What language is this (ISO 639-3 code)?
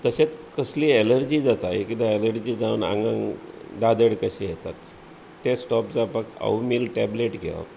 kok